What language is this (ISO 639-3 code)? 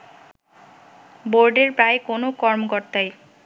ben